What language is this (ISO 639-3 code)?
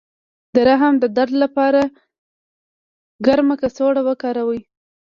pus